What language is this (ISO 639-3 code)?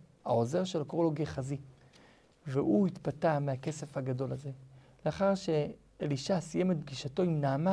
heb